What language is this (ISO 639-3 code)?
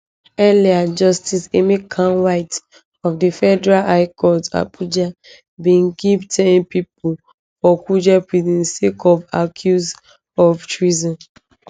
pcm